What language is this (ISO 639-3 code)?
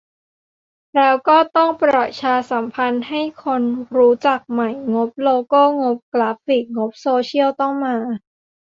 tha